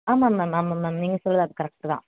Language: Tamil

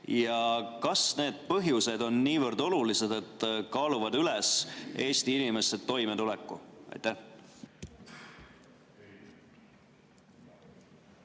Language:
Estonian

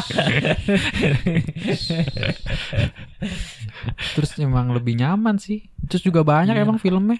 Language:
Indonesian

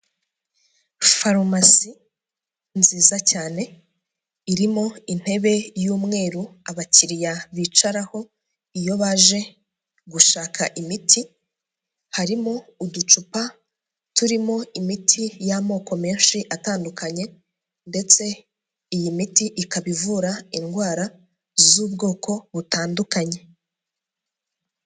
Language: Kinyarwanda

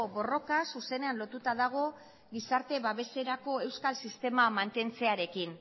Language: Basque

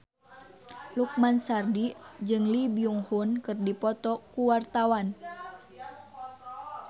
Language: Sundanese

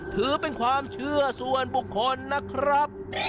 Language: Thai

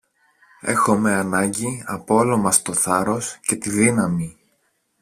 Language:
Greek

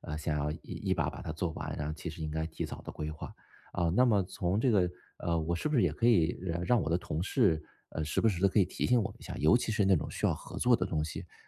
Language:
Chinese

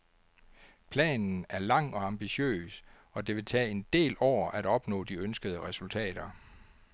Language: Danish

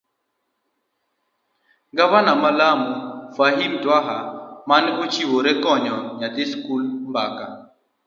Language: Luo (Kenya and Tanzania)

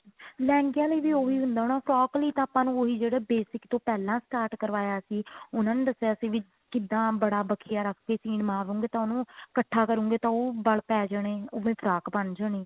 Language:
Punjabi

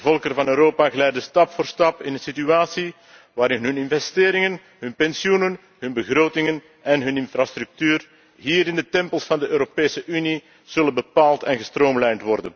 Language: Dutch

